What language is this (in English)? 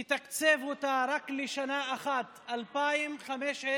Hebrew